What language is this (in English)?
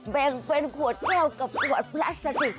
Thai